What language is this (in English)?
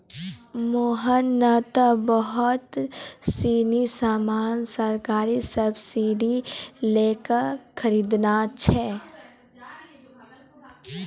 Maithili